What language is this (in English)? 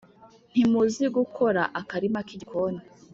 Kinyarwanda